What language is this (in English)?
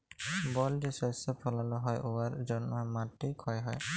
Bangla